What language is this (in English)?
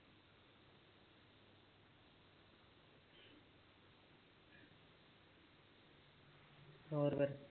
Punjabi